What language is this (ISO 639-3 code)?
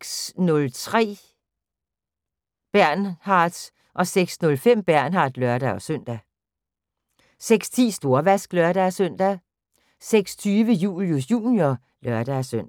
dan